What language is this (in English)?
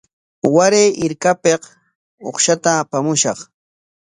Corongo Ancash Quechua